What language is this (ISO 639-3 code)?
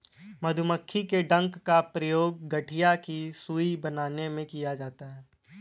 hin